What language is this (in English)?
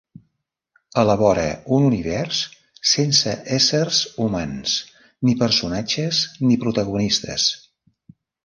Catalan